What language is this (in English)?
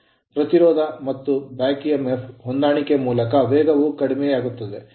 Kannada